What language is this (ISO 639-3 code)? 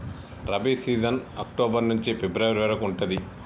tel